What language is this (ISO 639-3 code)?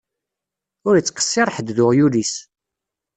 kab